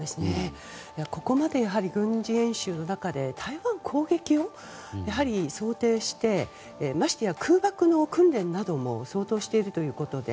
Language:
Japanese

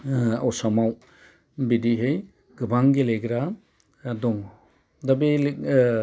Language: Bodo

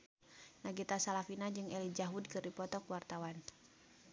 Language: Sundanese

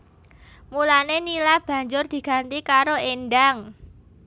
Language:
Javanese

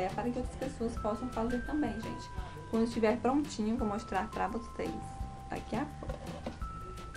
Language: Portuguese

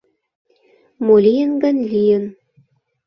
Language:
Mari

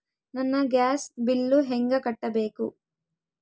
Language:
Kannada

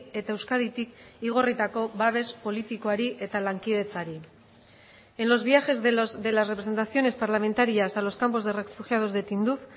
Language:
Spanish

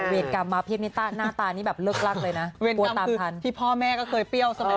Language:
Thai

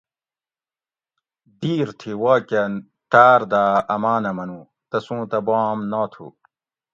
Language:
Gawri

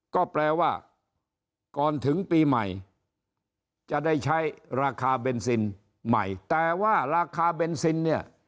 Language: Thai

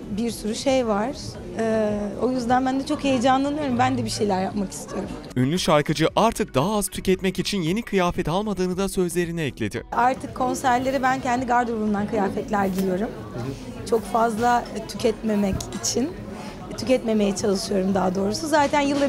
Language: Turkish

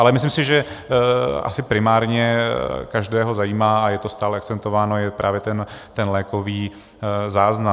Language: Czech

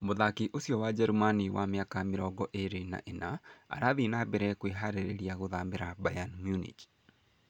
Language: Kikuyu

